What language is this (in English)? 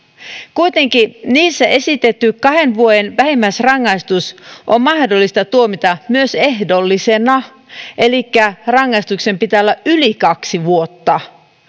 Finnish